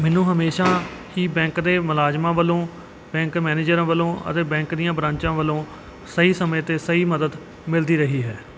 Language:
Punjabi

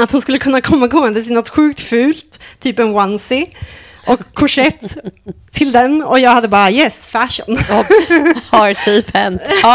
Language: Swedish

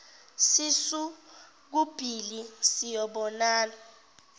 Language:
Zulu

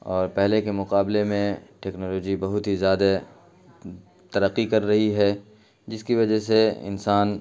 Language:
Urdu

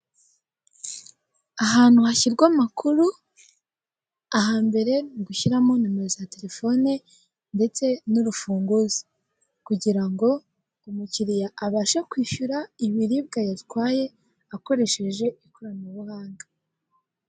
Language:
Kinyarwanda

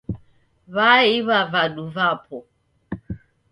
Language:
Taita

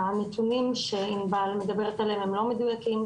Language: Hebrew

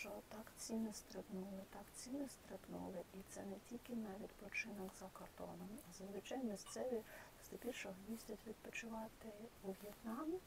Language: Ukrainian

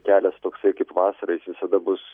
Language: Lithuanian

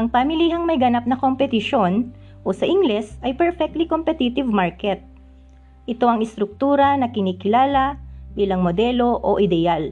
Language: Filipino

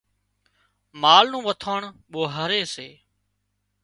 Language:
Wadiyara Koli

